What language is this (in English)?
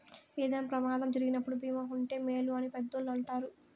Telugu